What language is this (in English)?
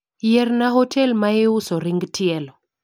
Luo (Kenya and Tanzania)